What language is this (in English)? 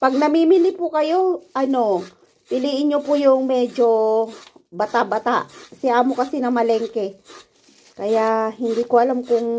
Filipino